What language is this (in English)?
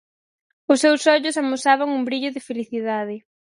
Galician